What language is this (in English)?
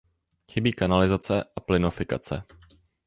Czech